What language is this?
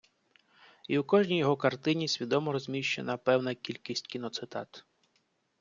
Ukrainian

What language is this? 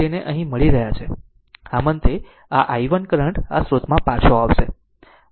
Gujarati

